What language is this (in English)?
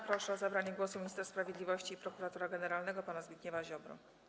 Polish